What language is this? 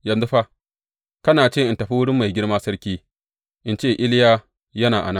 Hausa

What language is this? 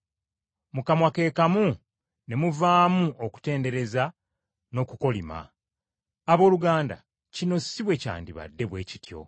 Ganda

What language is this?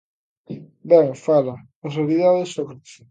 Galician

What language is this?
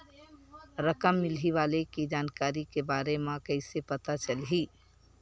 Chhattisgarhi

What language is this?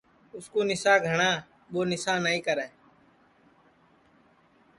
Sansi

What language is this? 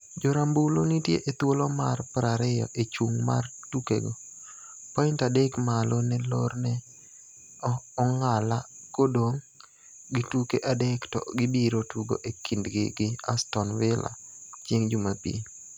Luo (Kenya and Tanzania)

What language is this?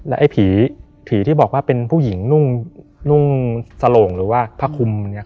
Thai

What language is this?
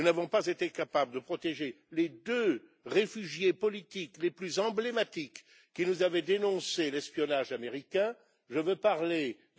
French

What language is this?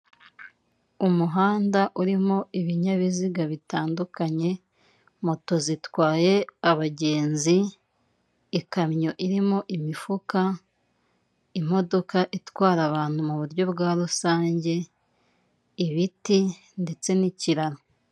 Kinyarwanda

